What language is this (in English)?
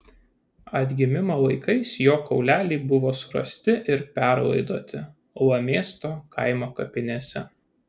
Lithuanian